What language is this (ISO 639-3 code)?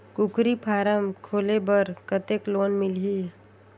hne